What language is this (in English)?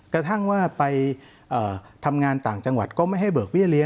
Thai